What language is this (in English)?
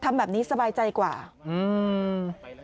Thai